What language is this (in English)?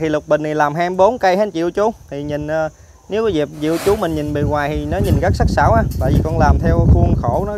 Vietnamese